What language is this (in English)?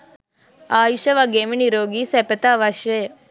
Sinhala